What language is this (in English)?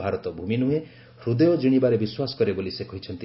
Odia